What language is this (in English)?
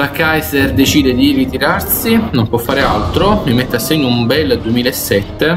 Italian